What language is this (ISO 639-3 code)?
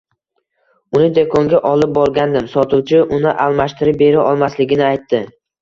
uzb